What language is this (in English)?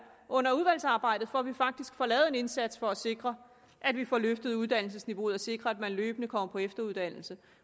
Danish